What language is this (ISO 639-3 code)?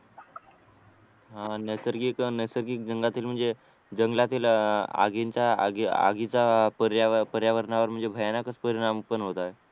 mar